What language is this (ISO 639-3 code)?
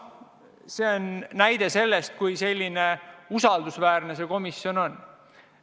est